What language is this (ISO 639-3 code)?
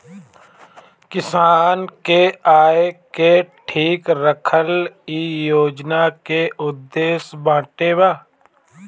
bho